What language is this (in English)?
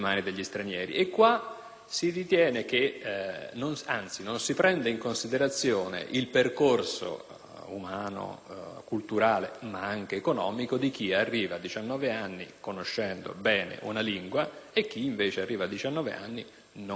Italian